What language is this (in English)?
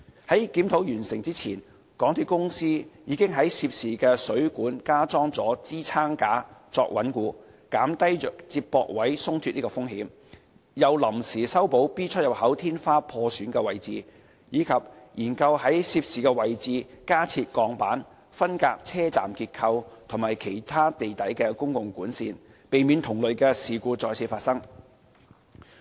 Cantonese